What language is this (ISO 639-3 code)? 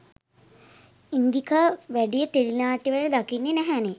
sin